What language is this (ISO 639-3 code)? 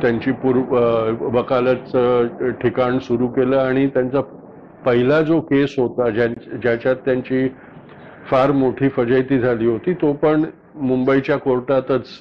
mar